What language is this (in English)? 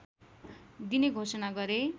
Nepali